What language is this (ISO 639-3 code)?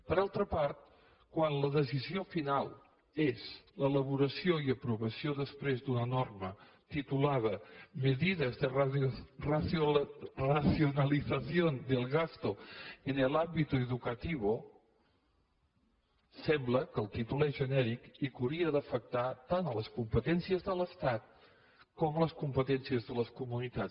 cat